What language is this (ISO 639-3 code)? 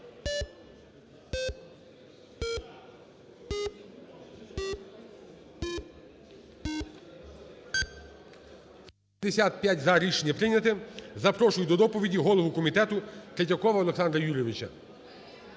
ukr